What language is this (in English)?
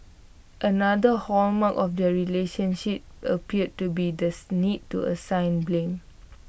English